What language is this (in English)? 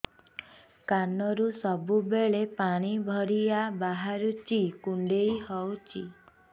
Odia